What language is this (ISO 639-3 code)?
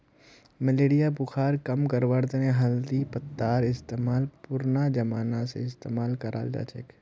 mag